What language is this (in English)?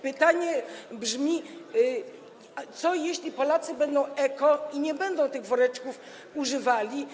Polish